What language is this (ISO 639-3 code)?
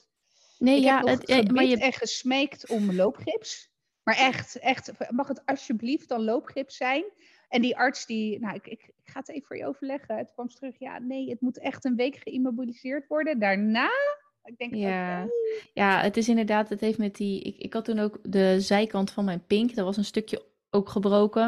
nld